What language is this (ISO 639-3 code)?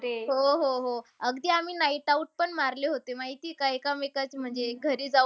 mar